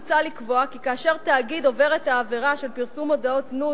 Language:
Hebrew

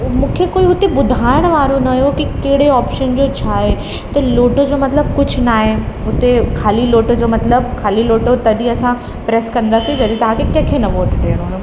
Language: Sindhi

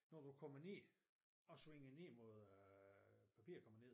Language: Danish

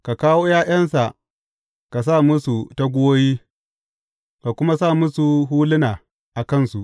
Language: Hausa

